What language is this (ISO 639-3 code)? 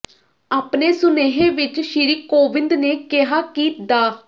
pan